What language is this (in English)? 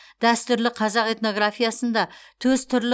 Kazakh